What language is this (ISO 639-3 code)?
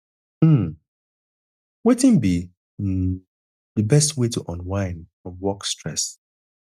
pcm